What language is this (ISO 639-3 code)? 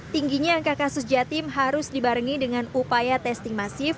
ind